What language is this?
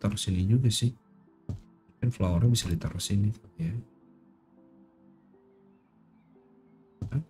Indonesian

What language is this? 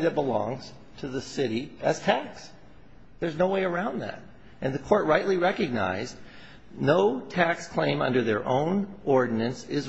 English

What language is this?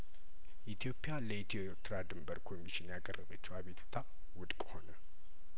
Amharic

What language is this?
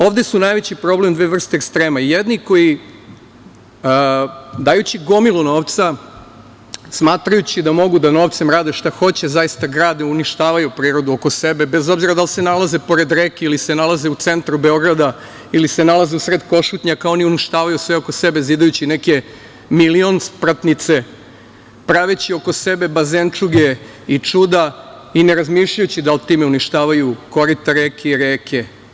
Serbian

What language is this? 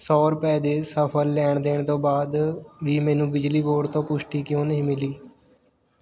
Punjabi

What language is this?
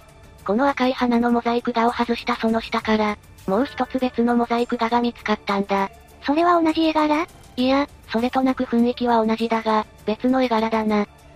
Japanese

